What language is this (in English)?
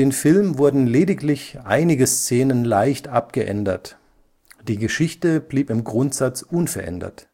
German